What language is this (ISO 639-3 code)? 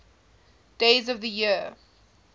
eng